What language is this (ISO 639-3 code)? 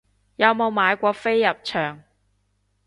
yue